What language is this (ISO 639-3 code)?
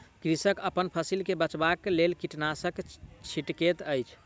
mai